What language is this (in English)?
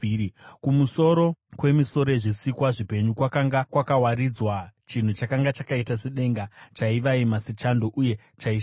Shona